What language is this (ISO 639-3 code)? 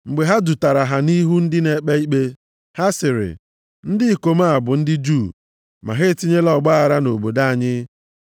ibo